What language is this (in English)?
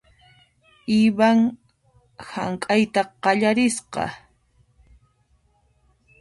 Puno Quechua